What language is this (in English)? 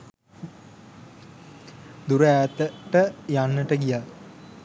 Sinhala